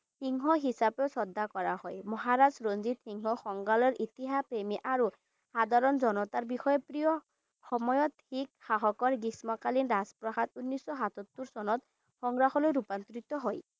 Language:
Assamese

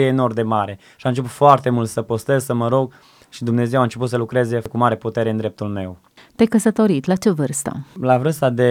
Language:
Romanian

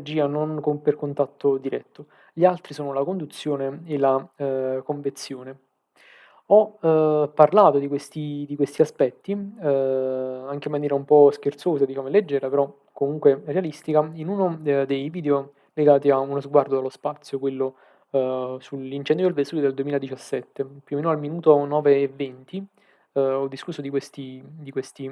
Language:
Italian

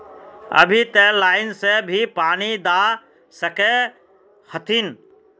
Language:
Magahi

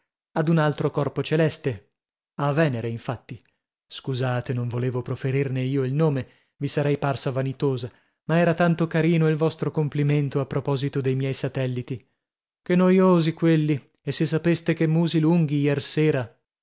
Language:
Italian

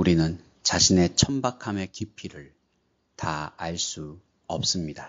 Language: Korean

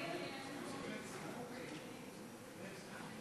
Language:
Hebrew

